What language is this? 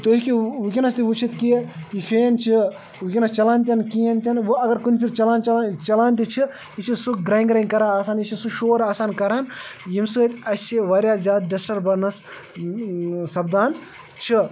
Kashmiri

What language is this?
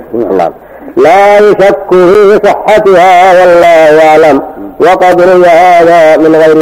Arabic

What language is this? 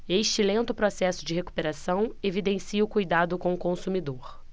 Portuguese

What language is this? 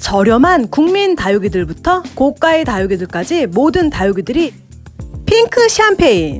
Korean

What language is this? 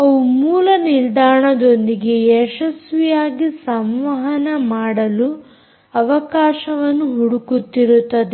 Kannada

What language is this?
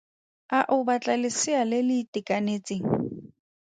Tswana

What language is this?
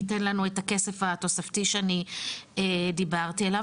Hebrew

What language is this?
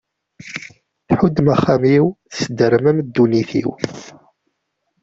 Kabyle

